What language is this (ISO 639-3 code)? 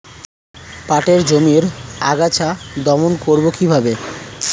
ben